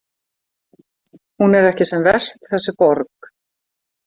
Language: Icelandic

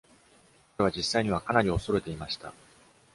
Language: Japanese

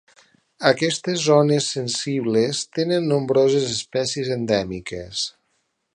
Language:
Catalan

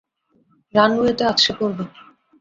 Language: Bangla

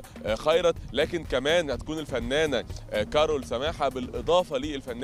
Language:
Arabic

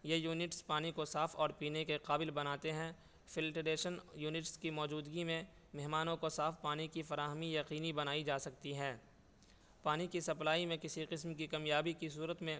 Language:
Urdu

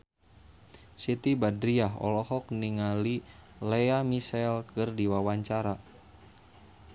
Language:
Sundanese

